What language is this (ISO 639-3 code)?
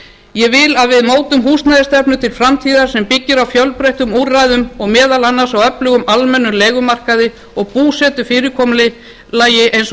isl